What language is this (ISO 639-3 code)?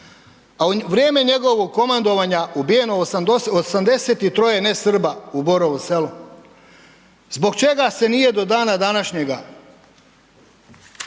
hrv